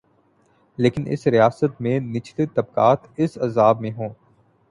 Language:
Urdu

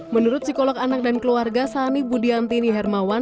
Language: Indonesian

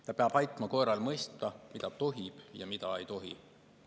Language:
Estonian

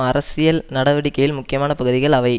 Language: Tamil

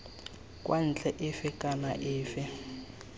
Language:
Tswana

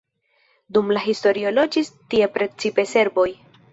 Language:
Esperanto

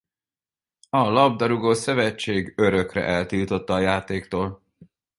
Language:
Hungarian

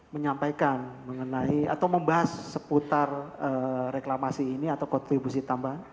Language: Indonesian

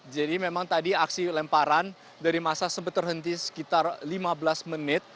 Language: Indonesian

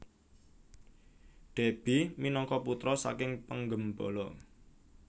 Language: Javanese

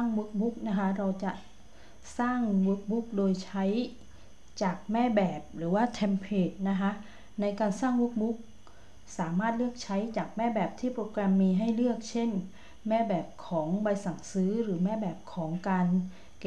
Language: Thai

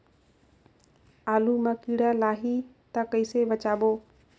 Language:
Chhattisgarhi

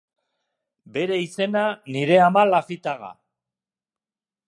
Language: Basque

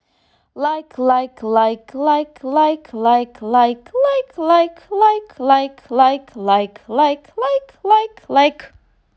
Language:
Russian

